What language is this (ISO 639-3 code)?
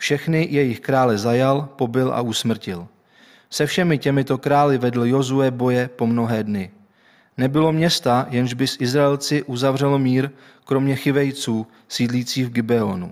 ces